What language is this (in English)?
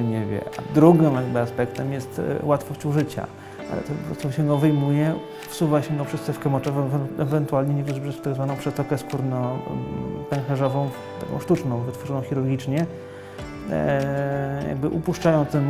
Polish